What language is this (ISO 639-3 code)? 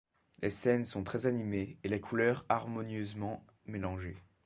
fra